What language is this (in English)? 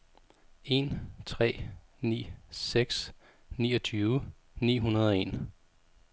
Danish